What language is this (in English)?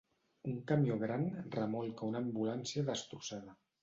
Catalan